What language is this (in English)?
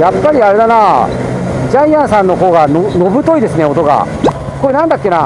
Japanese